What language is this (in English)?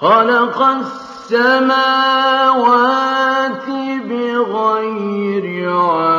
Arabic